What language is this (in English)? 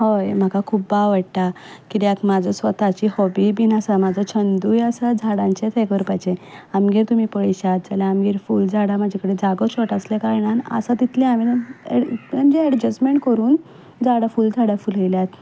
Konkani